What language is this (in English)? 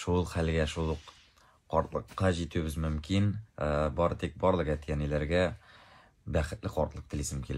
Turkish